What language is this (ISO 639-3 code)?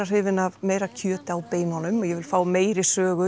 isl